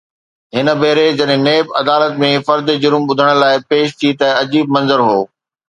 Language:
Sindhi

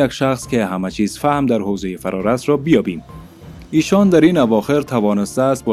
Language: Persian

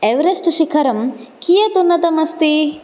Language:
Sanskrit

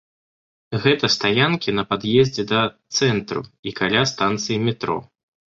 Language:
Belarusian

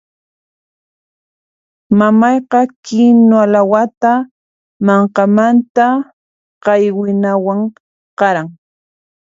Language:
Puno Quechua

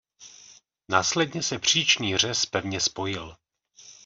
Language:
Czech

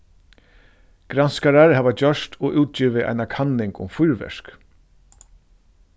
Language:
Faroese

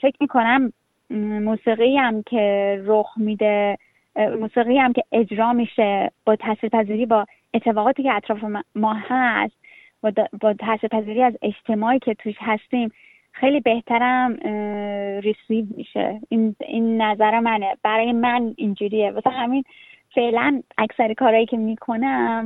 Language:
Persian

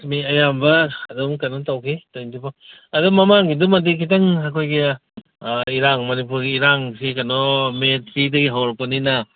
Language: Manipuri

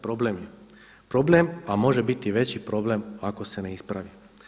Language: Croatian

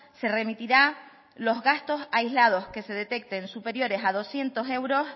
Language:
Spanish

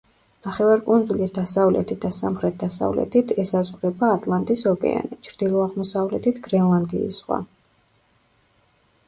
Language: Georgian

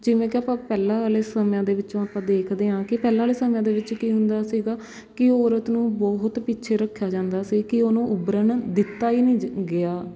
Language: Punjabi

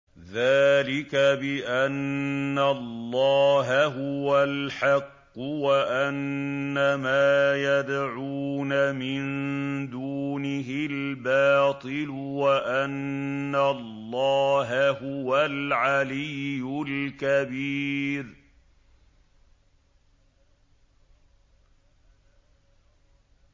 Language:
Arabic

